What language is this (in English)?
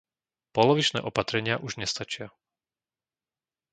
Slovak